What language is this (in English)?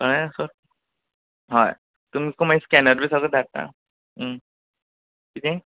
Konkani